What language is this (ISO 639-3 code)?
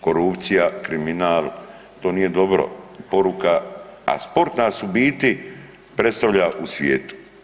hrv